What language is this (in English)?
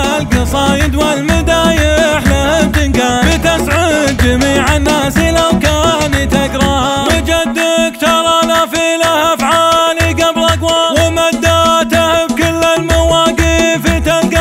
Arabic